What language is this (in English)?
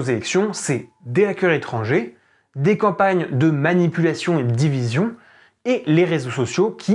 French